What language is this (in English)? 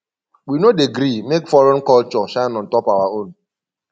Nigerian Pidgin